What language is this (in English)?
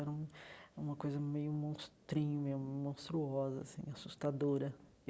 Portuguese